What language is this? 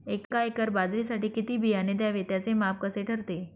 Marathi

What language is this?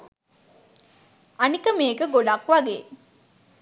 Sinhala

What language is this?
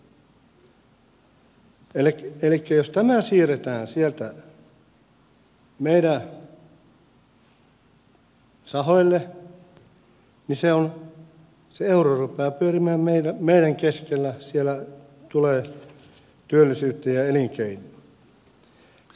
Finnish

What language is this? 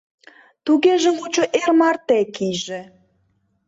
Mari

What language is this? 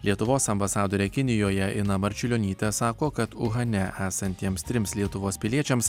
Lithuanian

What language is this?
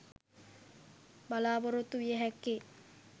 Sinhala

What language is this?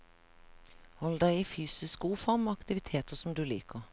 Norwegian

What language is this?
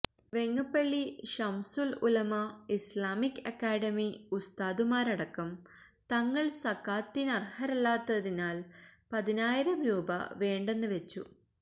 Malayalam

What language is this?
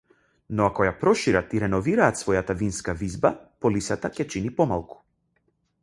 Macedonian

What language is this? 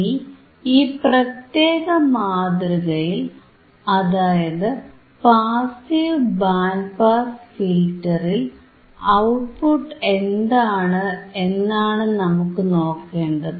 Malayalam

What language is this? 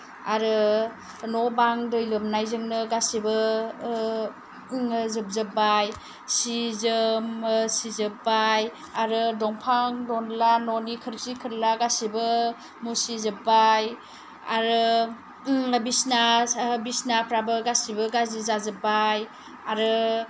Bodo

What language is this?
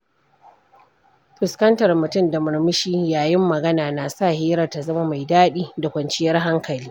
Hausa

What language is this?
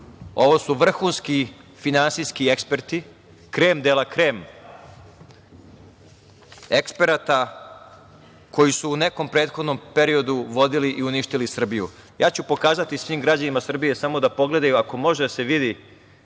Serbian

